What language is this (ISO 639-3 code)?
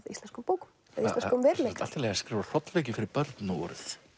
isl